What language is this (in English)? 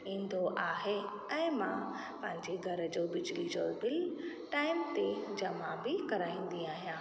Sindhi